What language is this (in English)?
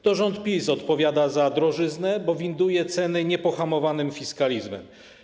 Polish